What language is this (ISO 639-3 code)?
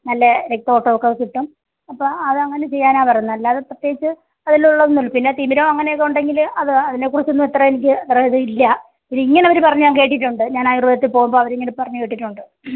mal